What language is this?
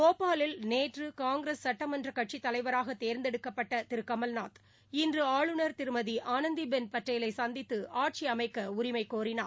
Tamil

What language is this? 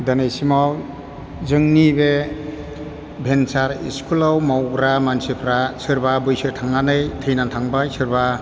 Bodo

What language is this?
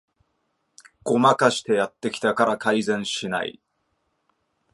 Japanese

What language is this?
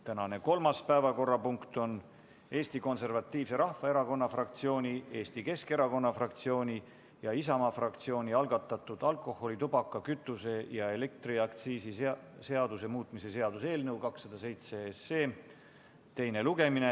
Estonian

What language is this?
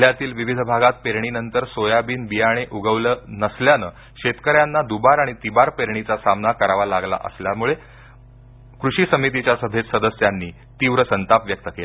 Marathi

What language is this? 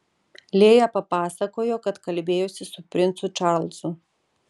Lithuanian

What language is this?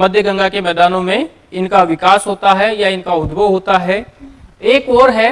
Hindi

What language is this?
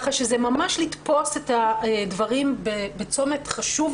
Hebrew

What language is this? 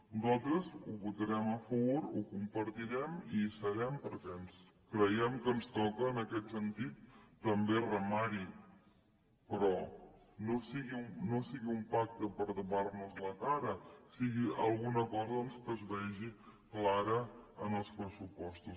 Catalan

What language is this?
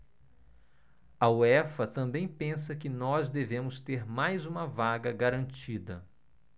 Portuguese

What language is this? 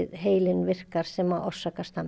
Icelandic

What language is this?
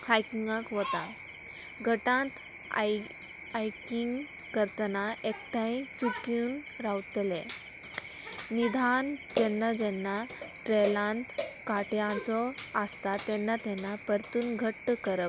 Konkani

